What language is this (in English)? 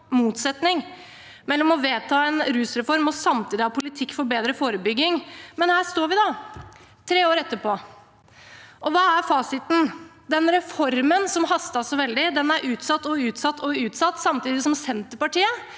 Norwegian